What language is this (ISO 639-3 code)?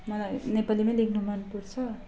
nep